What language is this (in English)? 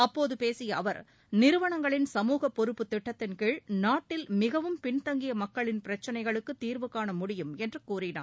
Tamil